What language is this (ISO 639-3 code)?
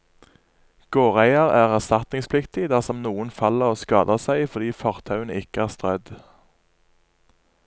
nor